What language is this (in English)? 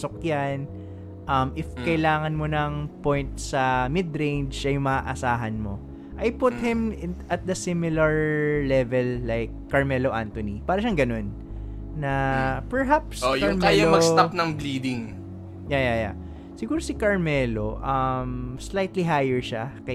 Filipino